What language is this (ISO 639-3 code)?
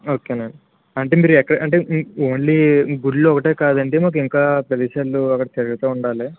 tel